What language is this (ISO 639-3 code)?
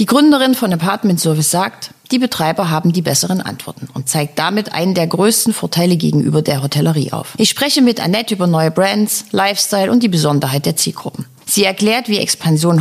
deu